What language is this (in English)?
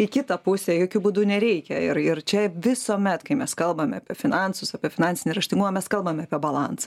Lithuanian